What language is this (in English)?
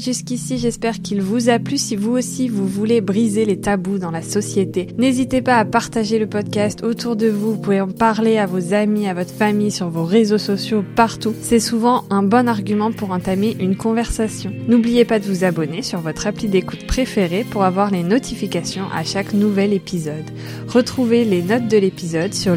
French